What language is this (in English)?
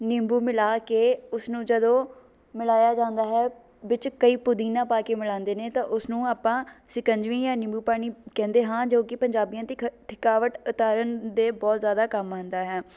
Punjabi